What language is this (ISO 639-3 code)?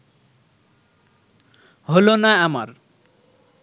ben